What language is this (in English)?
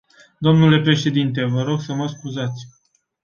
Romanian